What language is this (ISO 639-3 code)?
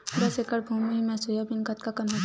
hne